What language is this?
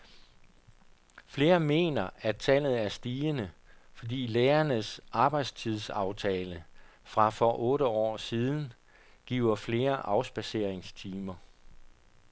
Danish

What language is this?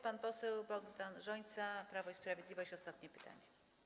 Polish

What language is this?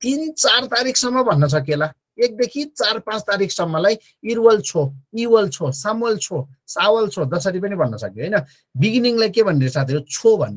Korean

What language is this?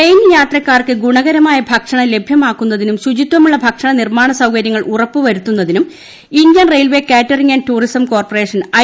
Malayalam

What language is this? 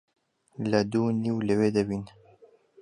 Central Kurdish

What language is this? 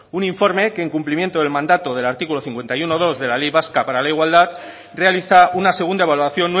Spanish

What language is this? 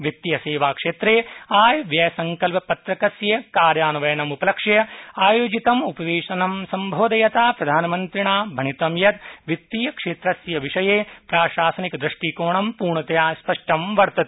Sanskrit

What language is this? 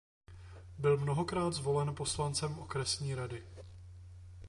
Czech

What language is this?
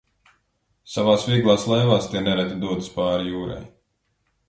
Latvian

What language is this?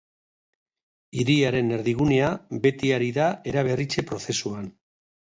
Basque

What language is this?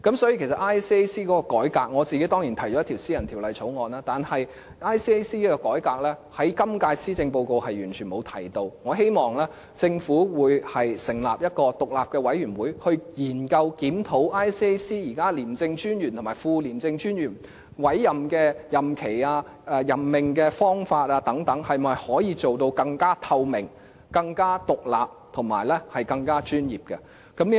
Cantonese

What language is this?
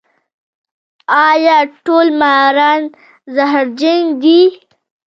Pashto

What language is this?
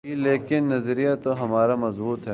Urdu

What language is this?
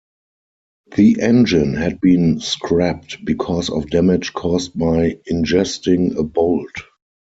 English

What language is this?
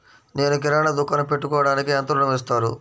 Telugu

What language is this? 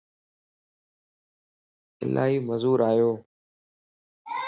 Lasi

